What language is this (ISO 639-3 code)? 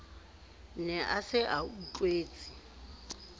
sot